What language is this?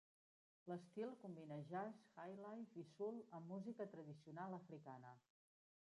Catalan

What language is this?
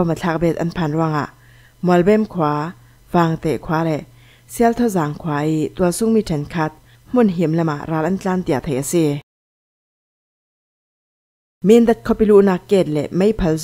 Thai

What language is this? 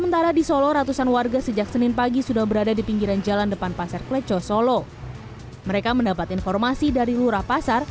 Indonesian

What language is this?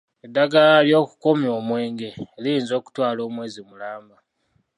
Ganda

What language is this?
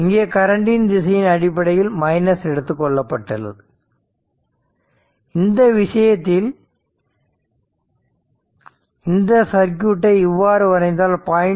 Tamil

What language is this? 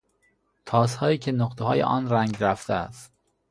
Persian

